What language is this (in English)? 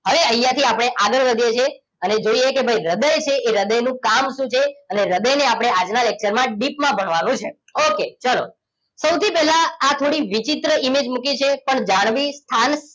Gujarati